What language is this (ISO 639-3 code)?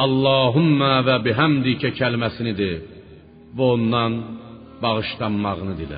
fas